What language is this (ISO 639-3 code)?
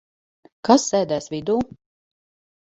lav